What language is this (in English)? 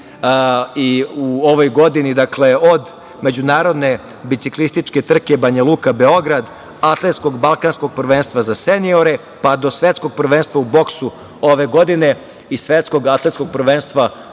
Serbian